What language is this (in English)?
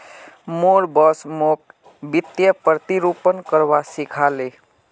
Magahi